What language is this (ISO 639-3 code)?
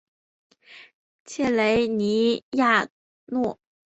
zho